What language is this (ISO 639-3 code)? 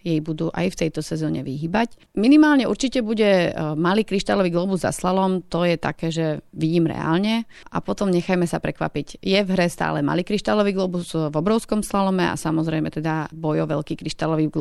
slk